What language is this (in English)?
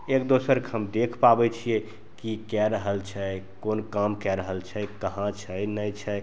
Maithili